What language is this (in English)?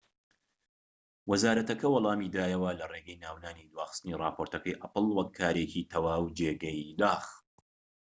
Central Kurdish